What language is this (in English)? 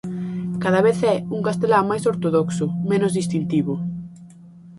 Galician